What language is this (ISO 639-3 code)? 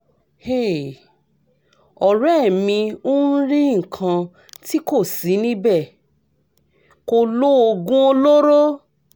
yor